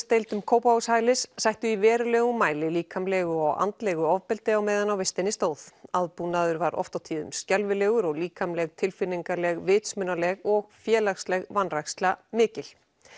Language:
Icelandic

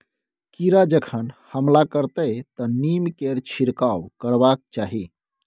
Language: Maithili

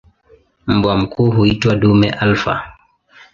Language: Swahili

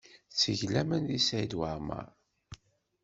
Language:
Kabyle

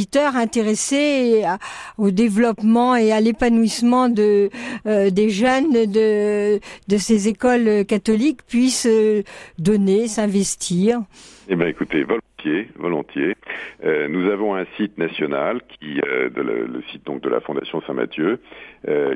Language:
French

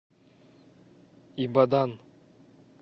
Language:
Russian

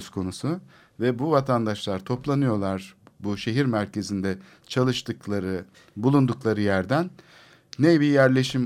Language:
Turkish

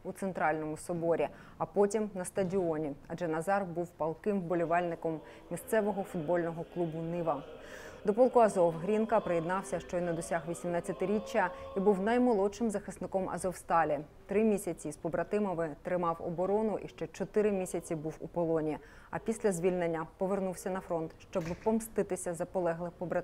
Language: Ukrainian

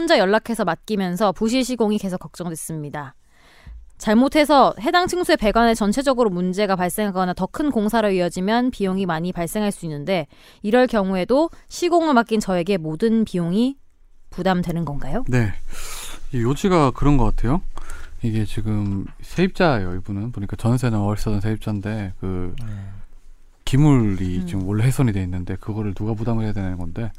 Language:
Korean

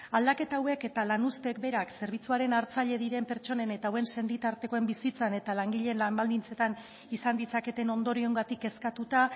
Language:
Basque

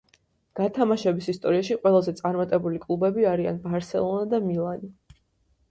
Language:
Georgian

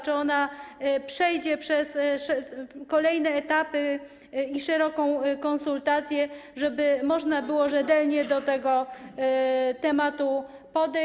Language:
Polish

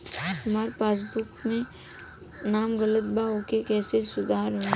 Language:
Bhojpuri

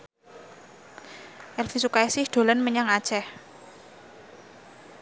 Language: Javanese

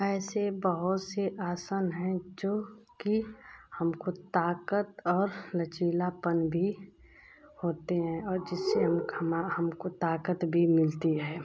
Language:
Hindi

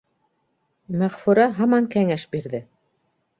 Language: Bashkir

